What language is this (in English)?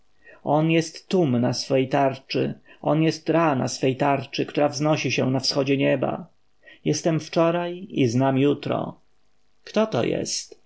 Polish